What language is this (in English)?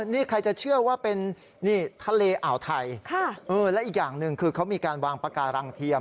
Thai